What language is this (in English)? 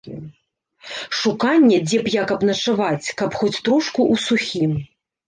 Belarusian